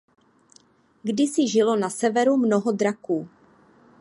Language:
Czech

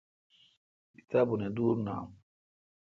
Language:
Kalkoti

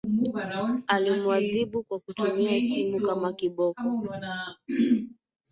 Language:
Swahili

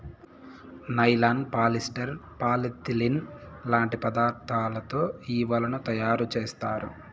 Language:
Telugu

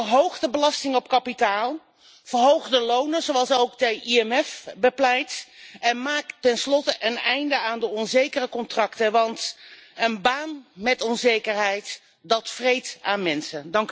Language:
Dutch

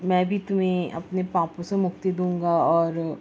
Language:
Urdu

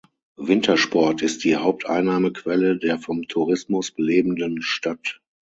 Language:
German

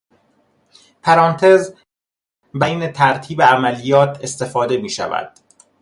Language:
Persian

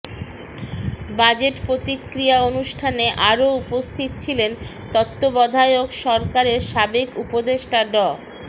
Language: Bangla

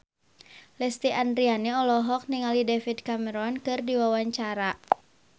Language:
Sundanese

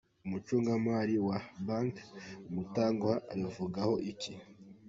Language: Kinyarwanda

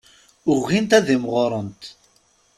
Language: Kabyle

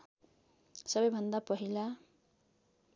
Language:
Nepali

